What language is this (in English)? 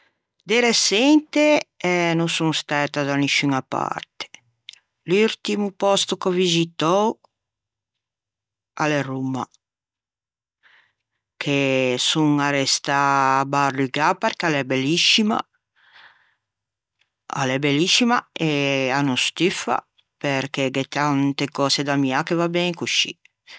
Ligurian